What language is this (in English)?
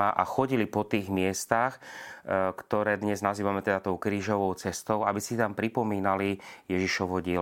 Slovak